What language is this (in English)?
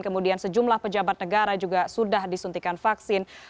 Indonesian